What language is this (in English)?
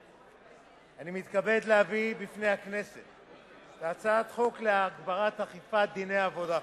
Hebrew